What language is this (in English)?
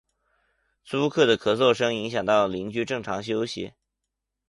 Chinese